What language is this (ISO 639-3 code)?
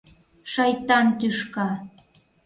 chm